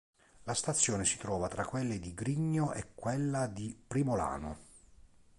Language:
Italian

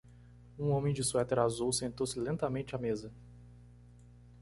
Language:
Portuguese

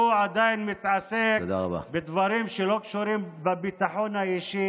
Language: Hebrew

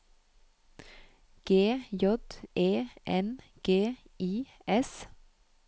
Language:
Norwegian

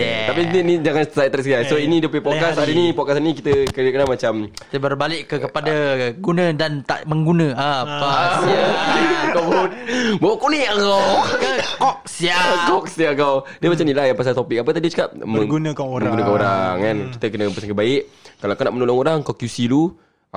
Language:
Malay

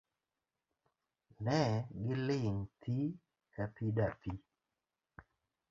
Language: Luo (Kenya and Tanzania)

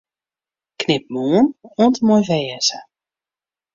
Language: Western Frisian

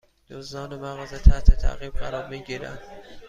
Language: Persian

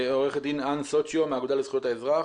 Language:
Hebrew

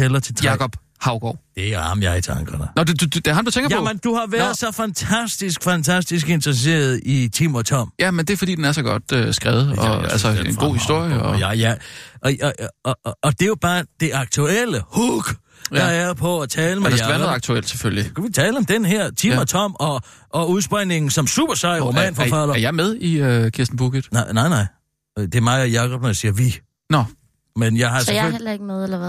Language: Danish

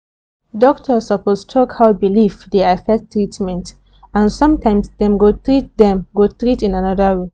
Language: Nigerian Pidgin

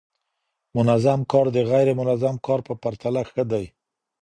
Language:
Pashto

